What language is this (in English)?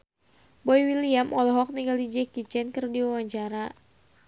Sundanese